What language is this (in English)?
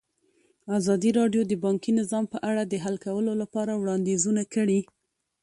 Pashto